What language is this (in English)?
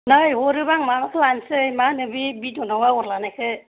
Bodo